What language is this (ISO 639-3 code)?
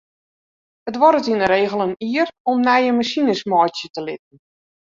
fry